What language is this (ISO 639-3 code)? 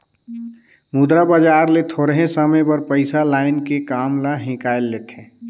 hne